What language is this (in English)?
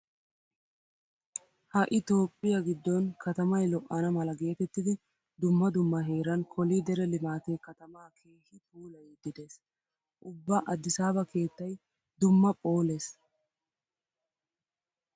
Wolaytta